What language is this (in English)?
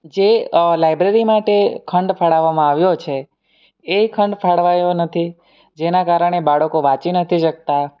Gujarati